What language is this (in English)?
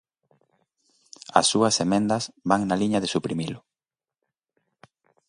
Galician